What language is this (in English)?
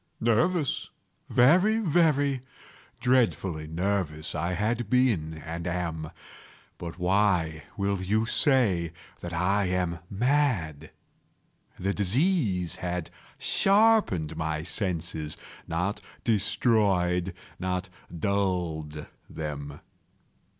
English